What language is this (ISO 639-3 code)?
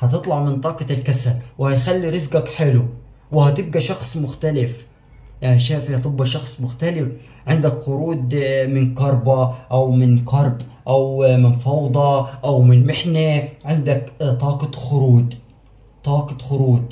ara